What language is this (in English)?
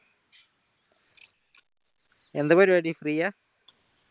Malayalam